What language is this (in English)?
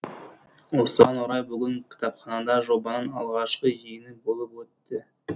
Kazakh